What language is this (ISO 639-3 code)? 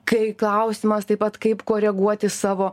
lit